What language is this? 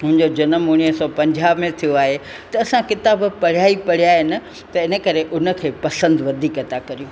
Sindhi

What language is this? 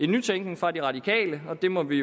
Danish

